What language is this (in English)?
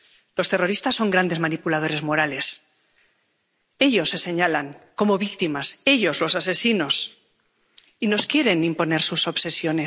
Spanish